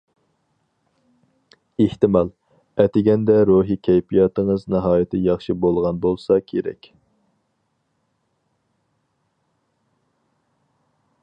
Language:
Uyghur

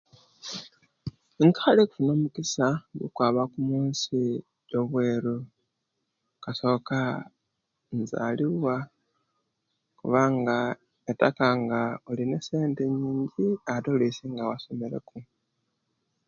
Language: Kenyi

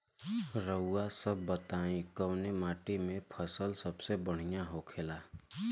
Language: Bhojpuri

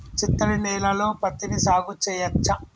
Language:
Telugu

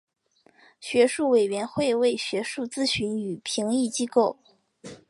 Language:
Chinese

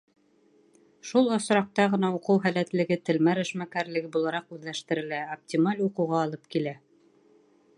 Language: Bashkir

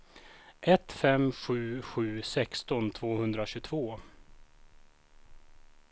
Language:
Swedish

